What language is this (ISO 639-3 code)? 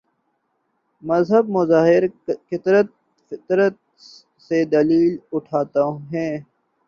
urd